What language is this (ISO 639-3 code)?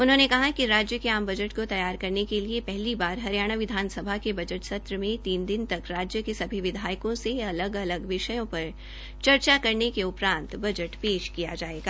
hin